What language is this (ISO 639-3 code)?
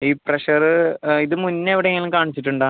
mal